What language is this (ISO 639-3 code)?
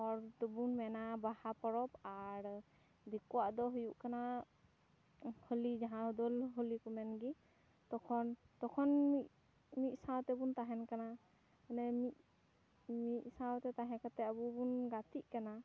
sat